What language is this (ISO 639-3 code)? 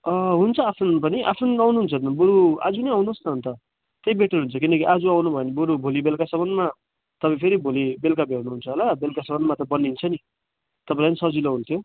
nep